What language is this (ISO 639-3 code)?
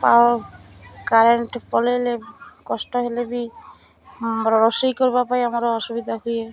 ori